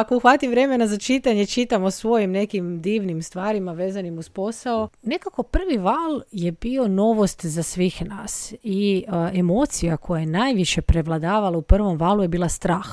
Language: Croatian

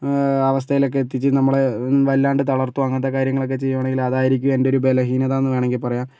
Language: Malayalam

